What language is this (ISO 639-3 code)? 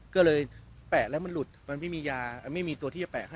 tha